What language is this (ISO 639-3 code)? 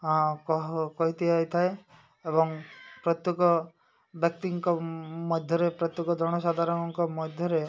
ori